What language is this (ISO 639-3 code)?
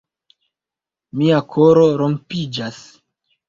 epo